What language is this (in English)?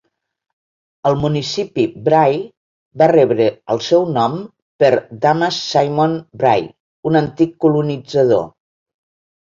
Catalan